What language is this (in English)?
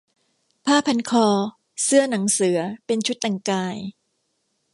Thai